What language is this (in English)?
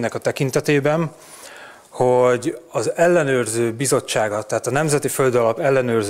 Hungarian